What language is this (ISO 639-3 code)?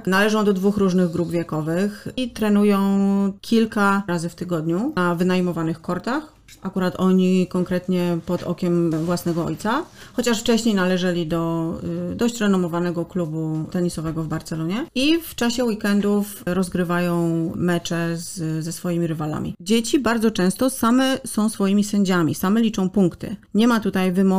pol